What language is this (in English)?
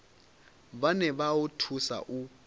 Venda